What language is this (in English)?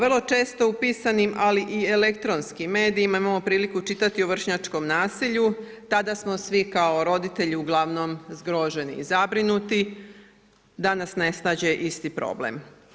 Croatian